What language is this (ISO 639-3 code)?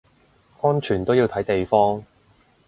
yue